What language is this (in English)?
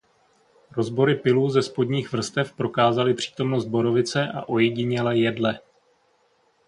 Czech